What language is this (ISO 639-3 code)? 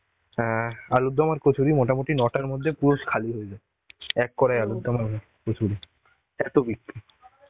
ben